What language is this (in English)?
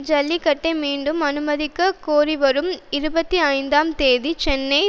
Tamil